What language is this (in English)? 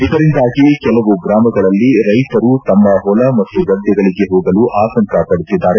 Kannada